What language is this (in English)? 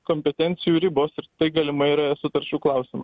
Lithuanian